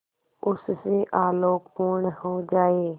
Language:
Hindi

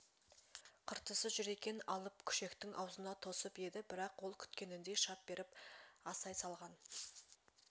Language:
Kazakh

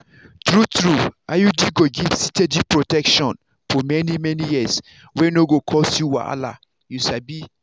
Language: Nigerian Pidgin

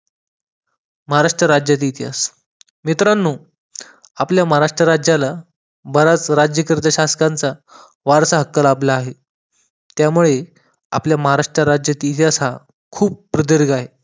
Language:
Marathi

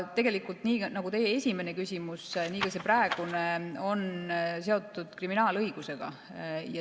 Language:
Estonian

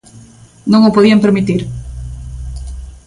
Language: Galician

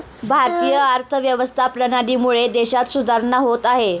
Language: Marathi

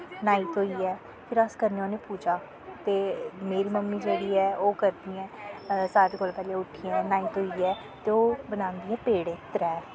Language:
Dogri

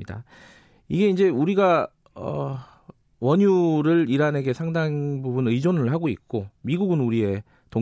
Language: Korean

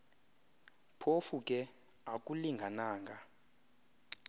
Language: Xhosa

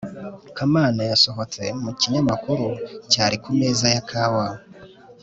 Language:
Kinyarwanda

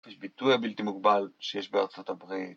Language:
Hebrew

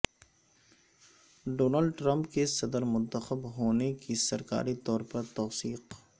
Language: Urdu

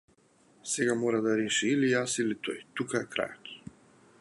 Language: Macedonian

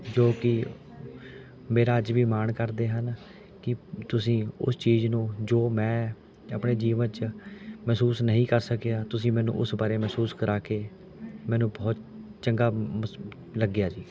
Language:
Punjabi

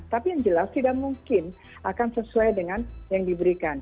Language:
Indonesian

